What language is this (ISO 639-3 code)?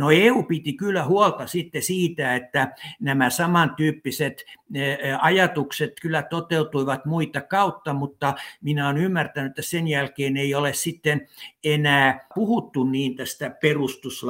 fin